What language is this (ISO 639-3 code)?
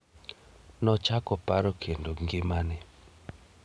luo